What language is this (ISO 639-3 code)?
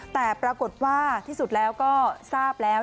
tha